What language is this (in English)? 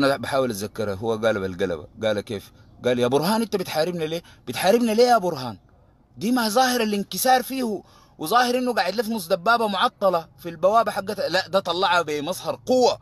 Arabic